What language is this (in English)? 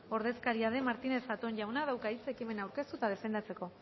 Basque